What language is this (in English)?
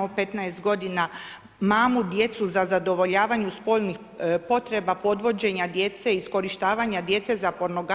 Croatian